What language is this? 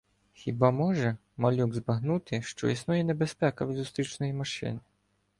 Ukrainian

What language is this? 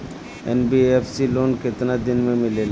Bhojpuri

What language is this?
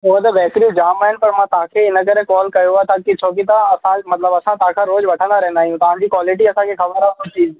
Sindhi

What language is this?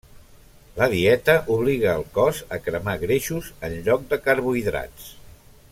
Catalan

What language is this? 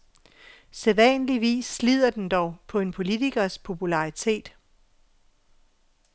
Danish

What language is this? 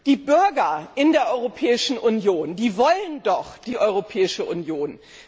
German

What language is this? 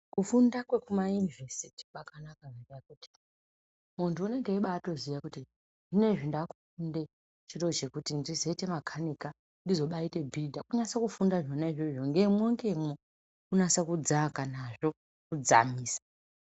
Ndau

